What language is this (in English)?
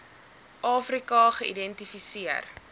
Afrikaans